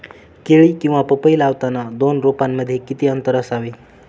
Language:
Marathi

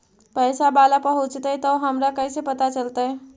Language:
Magahi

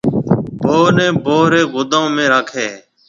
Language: Marwari (Pakistan)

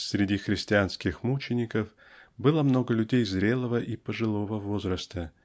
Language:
Russian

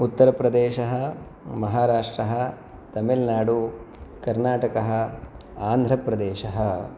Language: Sanskrit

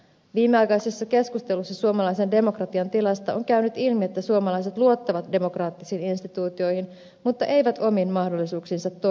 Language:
Finnish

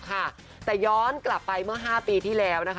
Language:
Thai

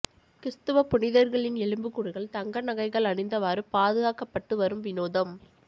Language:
Tamil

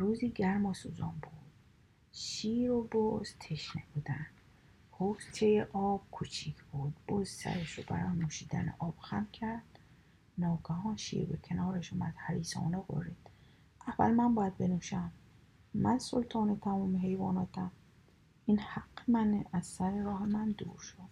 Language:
Persian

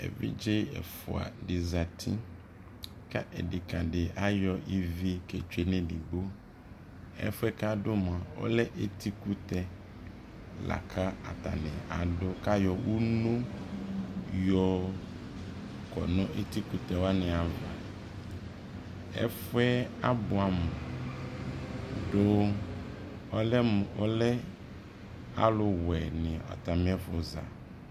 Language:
Ikposo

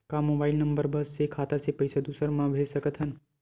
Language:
Chhattisgarhi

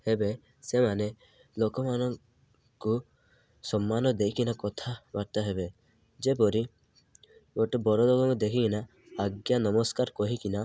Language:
Odia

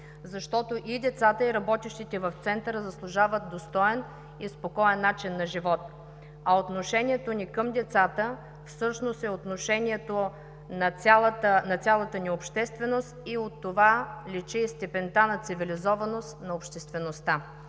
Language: Bulgarian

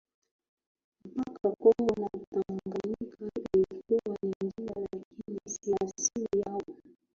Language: Swahili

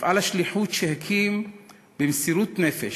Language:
Hebrew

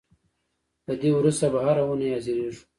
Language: Pashto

